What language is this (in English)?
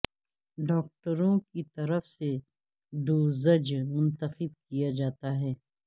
Urdu